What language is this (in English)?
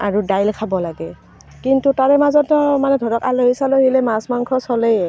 Assamese